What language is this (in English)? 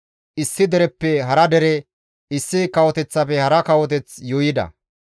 Gamo